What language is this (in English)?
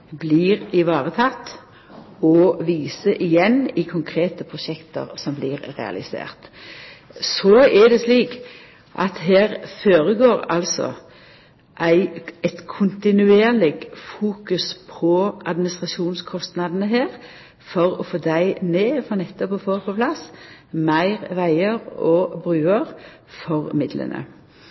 Norwegian Nynorsk